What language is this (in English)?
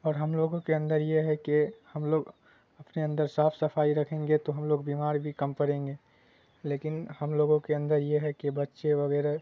Urdu